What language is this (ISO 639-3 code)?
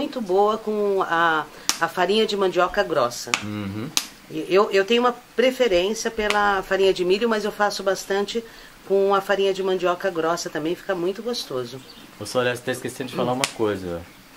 por